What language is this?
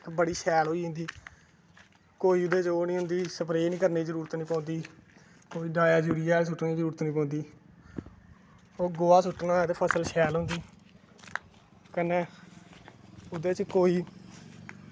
Dogri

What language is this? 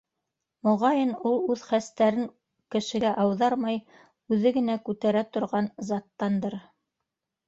Bashkir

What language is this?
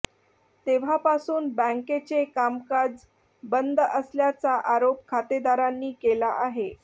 Marathi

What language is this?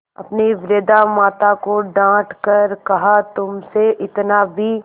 Hindi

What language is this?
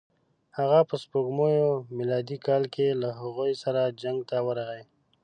Pashto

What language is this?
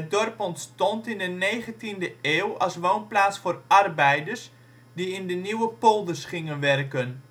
Dutch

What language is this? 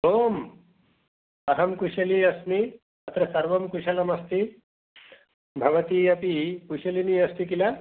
Sanskrit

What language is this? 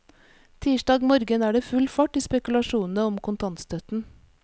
Norwegian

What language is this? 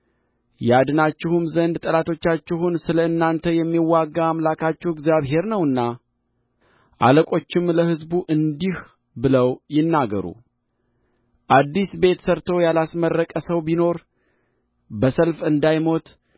Amharic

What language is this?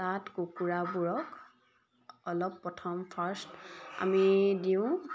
Assamese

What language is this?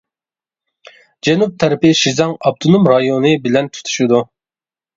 Uyghur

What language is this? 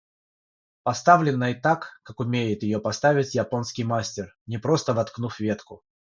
Russian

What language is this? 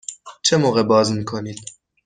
Persian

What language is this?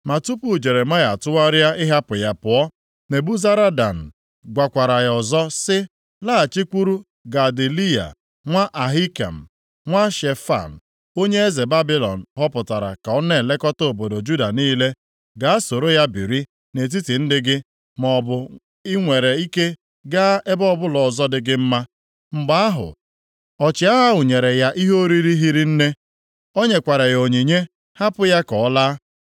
Igbo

